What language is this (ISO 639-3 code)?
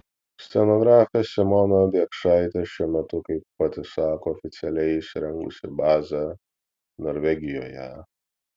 lit